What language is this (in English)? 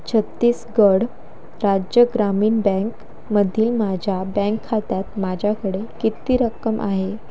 Marathi